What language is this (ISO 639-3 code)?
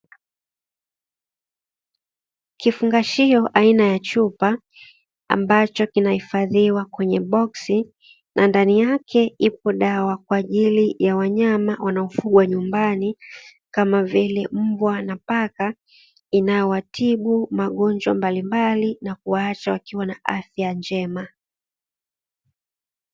swa